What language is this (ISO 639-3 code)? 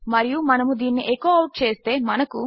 tel